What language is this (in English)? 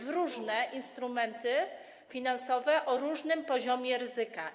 Polish